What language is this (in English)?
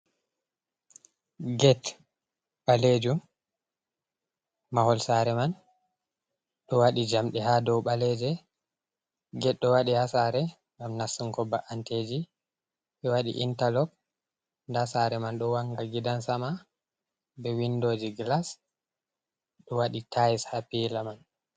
Fula